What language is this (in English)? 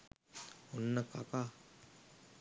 Sinhala